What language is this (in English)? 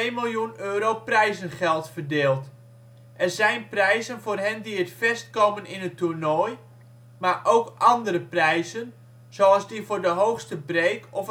Dutch